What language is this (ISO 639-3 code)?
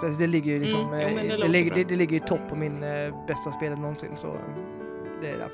swe